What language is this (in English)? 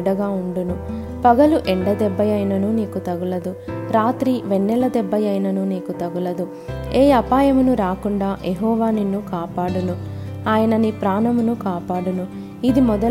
Telugu